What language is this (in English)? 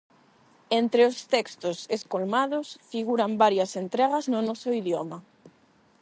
Galician